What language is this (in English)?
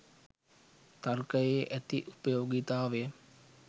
Sinhala